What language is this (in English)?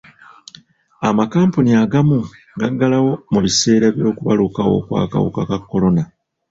Ganda